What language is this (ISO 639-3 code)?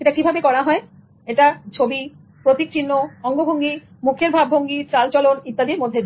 ben